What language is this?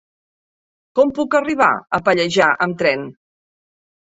Catalan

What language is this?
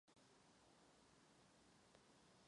Czech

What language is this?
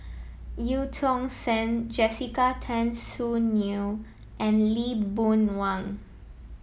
English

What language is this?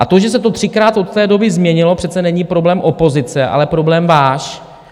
Czech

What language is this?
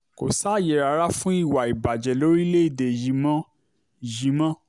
Yoruba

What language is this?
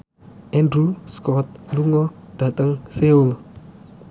Javanese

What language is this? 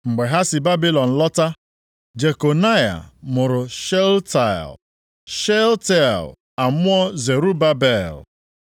Igbo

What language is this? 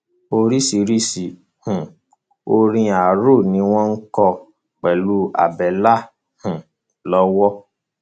Yoruba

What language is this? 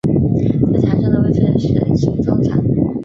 Chinese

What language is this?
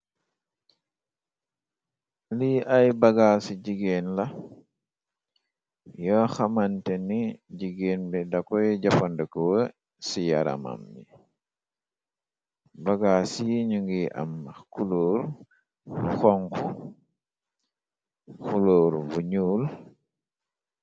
Wolof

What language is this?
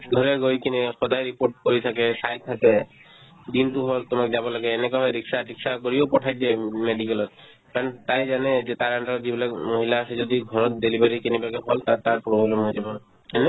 Assamese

